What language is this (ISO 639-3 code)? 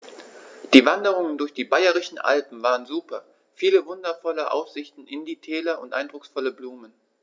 deu